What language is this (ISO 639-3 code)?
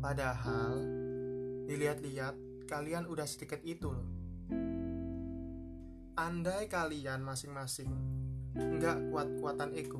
ind